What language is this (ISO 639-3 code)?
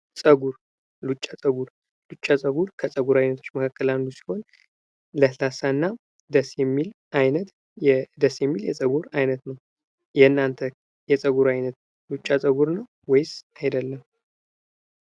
amh